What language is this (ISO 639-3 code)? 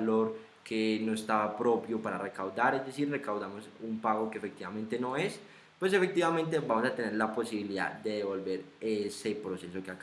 spa